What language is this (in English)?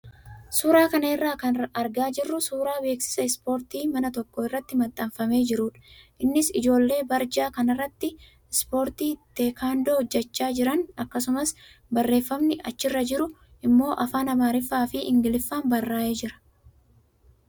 Oromo